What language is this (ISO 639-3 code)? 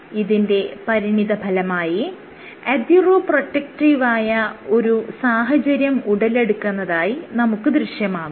mal